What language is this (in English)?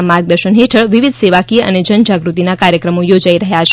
Gujarati